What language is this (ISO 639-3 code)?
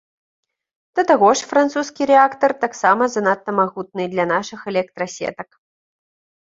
bel